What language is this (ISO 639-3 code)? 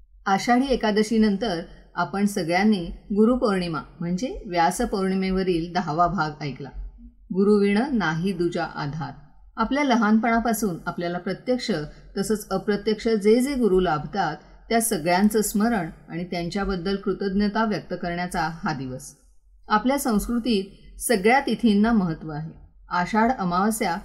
mar